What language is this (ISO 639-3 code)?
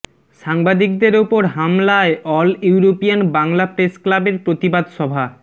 ben